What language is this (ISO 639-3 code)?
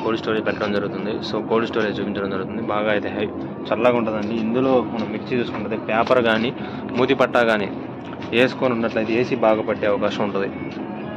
tel